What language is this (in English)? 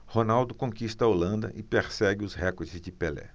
Portuguese